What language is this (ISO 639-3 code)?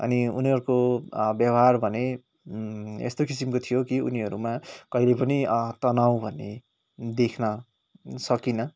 nep